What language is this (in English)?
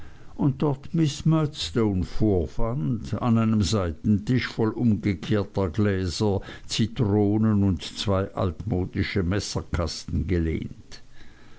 German